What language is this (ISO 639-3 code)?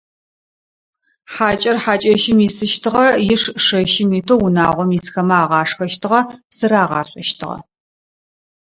ady